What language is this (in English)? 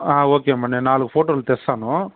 Telugu